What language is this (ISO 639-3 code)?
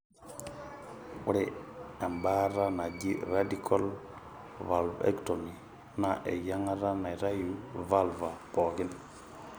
mas